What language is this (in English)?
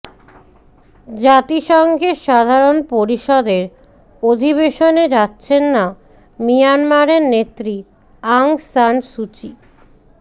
Bangla